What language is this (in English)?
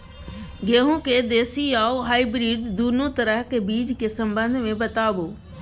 Maithili